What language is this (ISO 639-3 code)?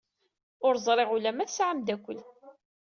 kab